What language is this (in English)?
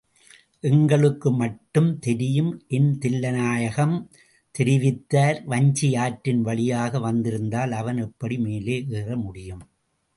Tamil